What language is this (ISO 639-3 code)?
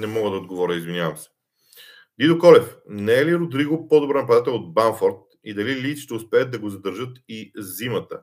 bul